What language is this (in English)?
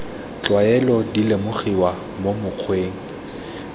Tswana